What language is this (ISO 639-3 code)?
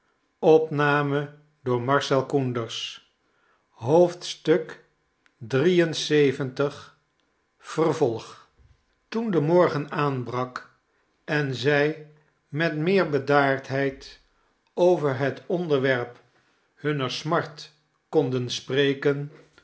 nld